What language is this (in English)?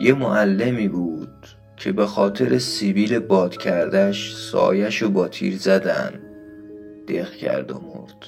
Persian